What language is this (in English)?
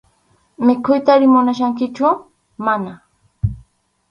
Arequipa-La Unión Quechua